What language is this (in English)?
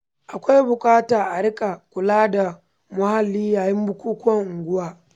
Hausa